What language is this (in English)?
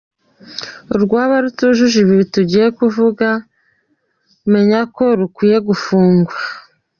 Kinyarwanda